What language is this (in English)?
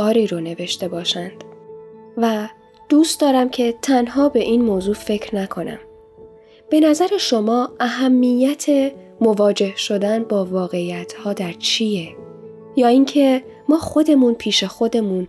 Persian